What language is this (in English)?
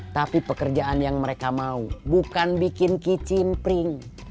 Indonesian